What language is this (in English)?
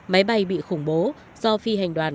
Vietnamese